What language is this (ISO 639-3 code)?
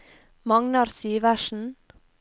nor